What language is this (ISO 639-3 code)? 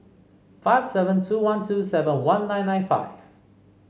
eng